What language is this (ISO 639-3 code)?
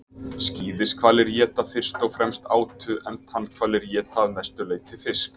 isl